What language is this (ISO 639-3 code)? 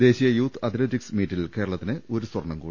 mal